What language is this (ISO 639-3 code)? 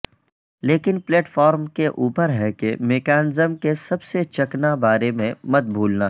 urd